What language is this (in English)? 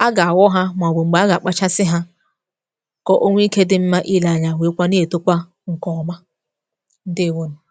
Igbo